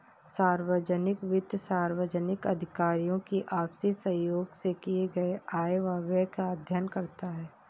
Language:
Hindi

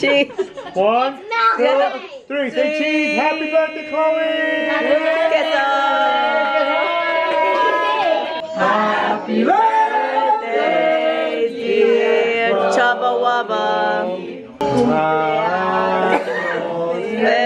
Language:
English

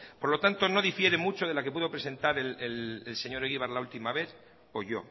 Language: Spanish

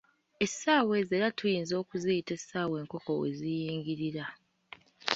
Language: Ganda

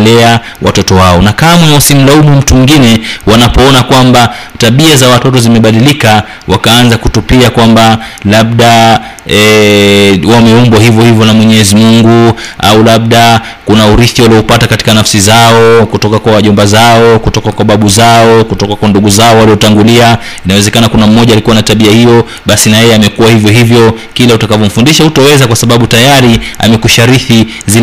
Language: Swahili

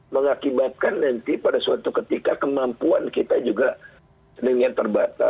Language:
Indonesian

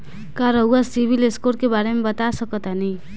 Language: Bhojpuri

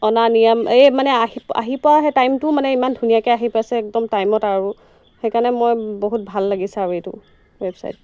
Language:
Assamese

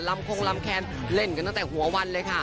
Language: Thai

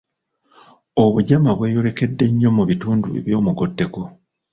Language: Ganda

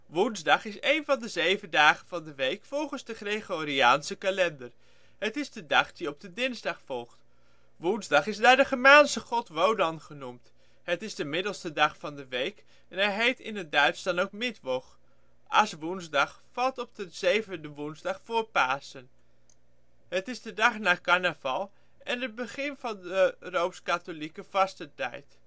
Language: Dutch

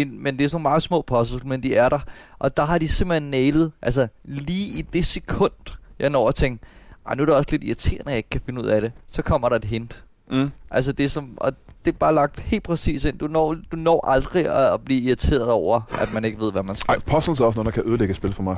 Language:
Danish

